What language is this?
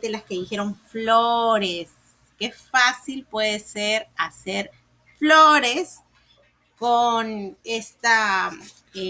Spanish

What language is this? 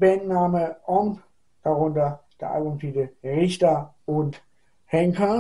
German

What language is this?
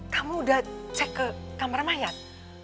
Indonesian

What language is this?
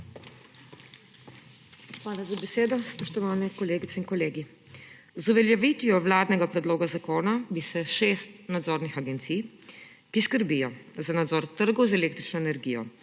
Slovenian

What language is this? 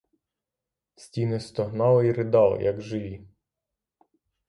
Ukrainian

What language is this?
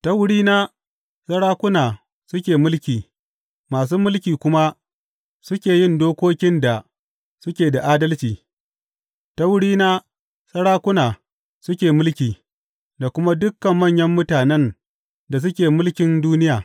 Hausa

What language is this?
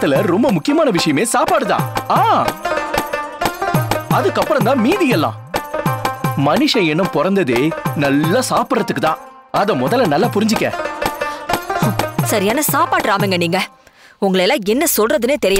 Tamil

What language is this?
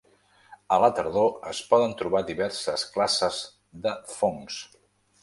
Catalan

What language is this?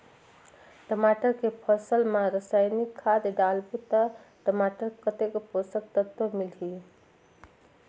Chhattisgarhi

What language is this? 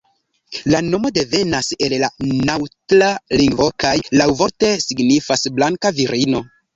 Esperanto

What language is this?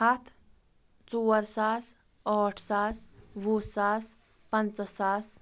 Kashmiri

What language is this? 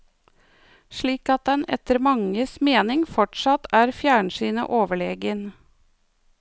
Norwegian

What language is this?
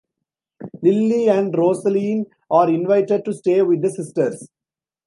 English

